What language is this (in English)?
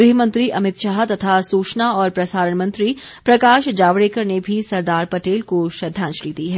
Hindi